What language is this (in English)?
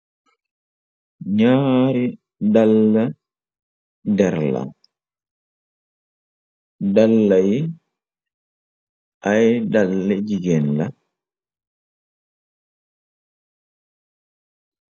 Wolof